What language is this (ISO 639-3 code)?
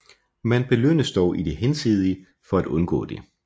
dan